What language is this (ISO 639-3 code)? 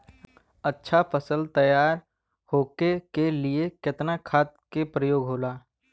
bho